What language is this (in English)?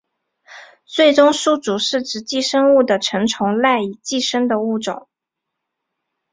Chinese